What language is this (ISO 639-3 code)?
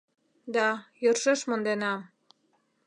chm